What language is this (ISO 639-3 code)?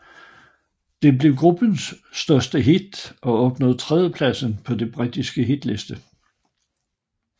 dan